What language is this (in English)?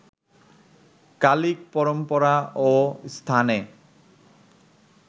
Bangla